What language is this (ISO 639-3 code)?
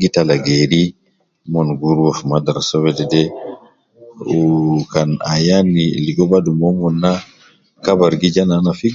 kcn